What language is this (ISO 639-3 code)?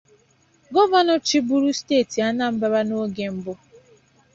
ibo